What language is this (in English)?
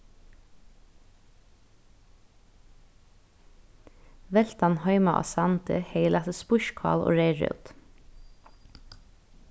Faroese